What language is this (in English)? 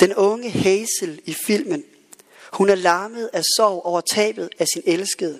Danish